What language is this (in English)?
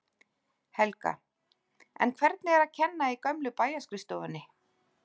Icelandic